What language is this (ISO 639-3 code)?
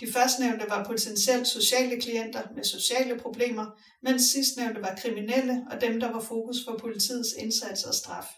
dan